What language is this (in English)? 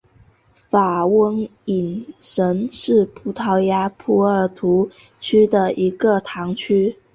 Chinese